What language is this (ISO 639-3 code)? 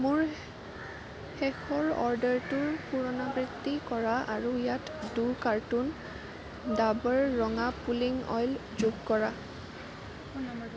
asm